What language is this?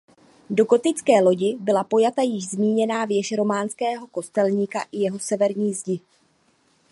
Czech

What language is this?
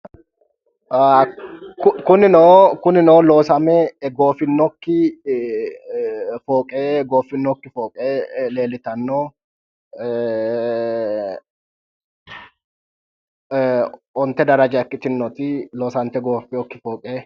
Sidamo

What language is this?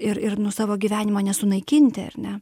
Lithuanian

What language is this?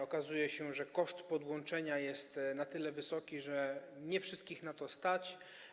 Polish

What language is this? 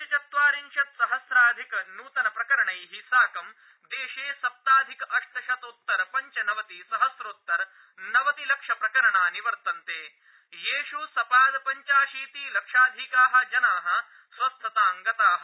Sanskrit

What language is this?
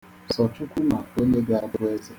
Igbo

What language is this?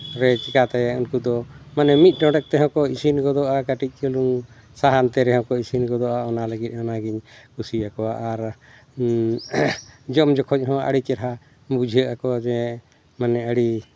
Santali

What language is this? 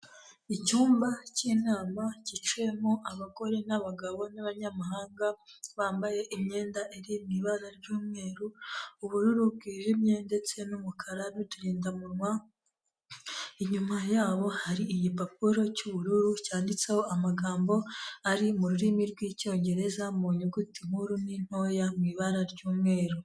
Kinyarwanda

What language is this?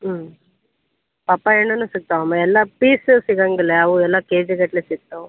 Kannada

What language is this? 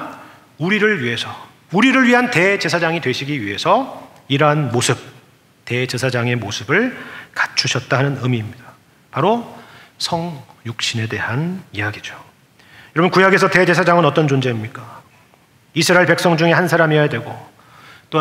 Korean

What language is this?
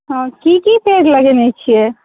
Maithili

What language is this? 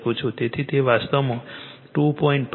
Gujarati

